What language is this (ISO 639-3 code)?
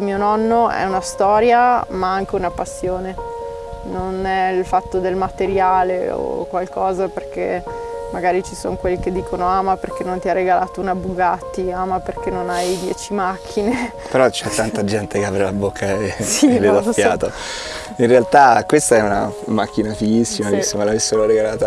ita